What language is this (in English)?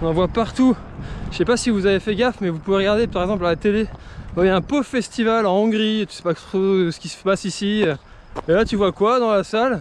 French